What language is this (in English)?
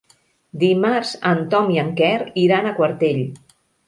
Catalan